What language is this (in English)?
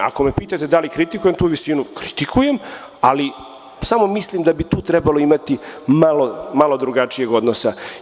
Serbian